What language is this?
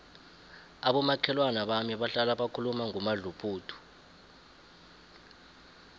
South Ndebele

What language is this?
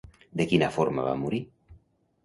Catalan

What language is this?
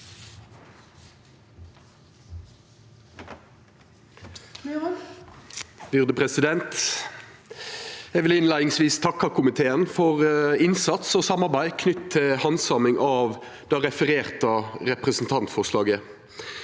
Norwegian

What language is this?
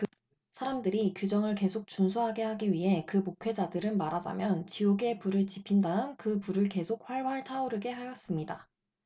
Korean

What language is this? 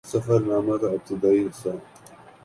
Urdu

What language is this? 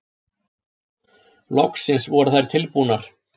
Icelandic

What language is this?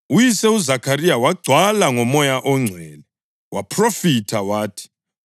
North Ndebele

